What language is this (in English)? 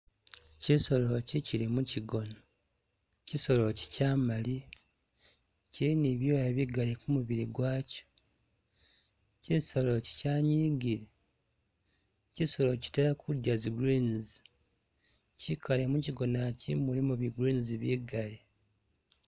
Masaaba